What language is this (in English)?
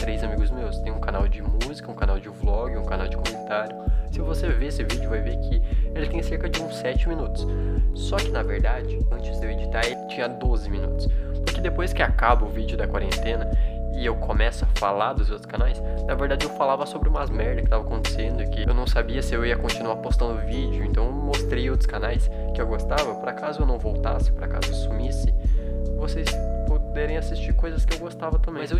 Portuguese